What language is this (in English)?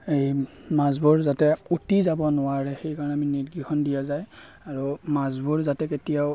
Assamese